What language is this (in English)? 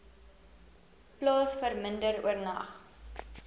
Afrikaans